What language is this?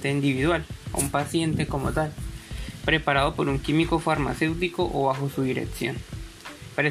Spanish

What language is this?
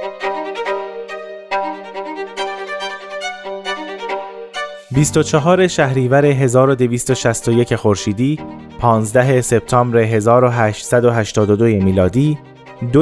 Persian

